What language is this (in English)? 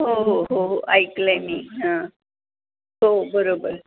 Marathi